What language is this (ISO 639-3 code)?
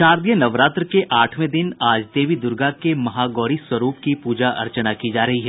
hin